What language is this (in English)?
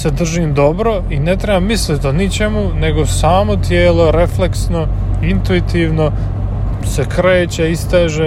Croatian